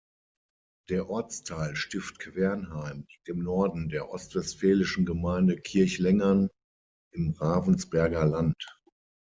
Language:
German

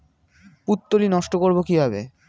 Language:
Bangla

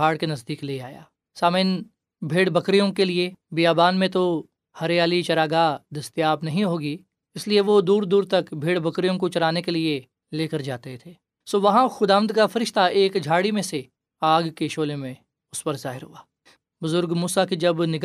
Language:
Urdu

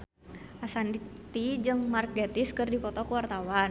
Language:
Sundanese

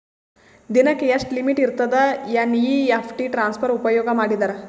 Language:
Kannada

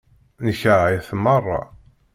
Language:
Kabyle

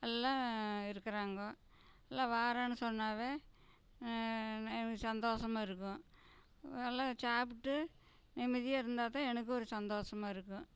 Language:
Tamil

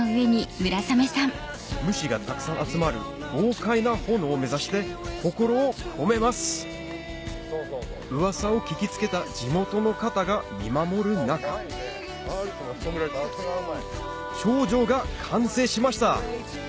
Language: Japanese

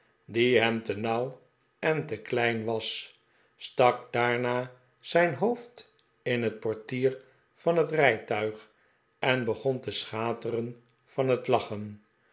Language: Dutch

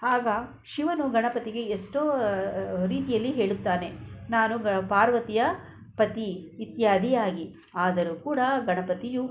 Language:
Kannada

